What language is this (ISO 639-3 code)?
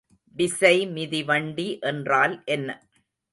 tam